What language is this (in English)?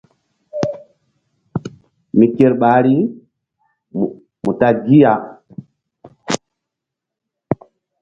Mbum